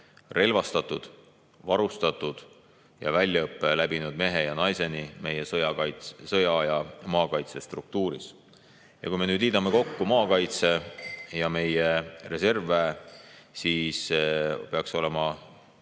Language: Estonian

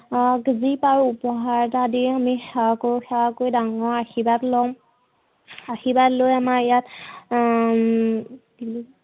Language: Assamese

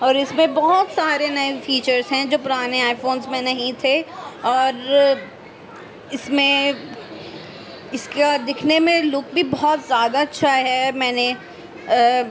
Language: Urdu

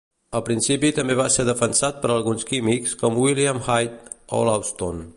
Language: Catalan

